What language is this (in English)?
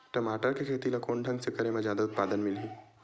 Chhattisgarhi